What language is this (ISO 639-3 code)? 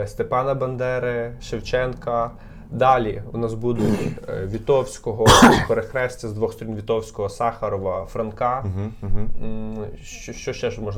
ukr